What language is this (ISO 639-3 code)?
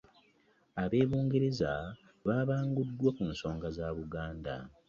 lug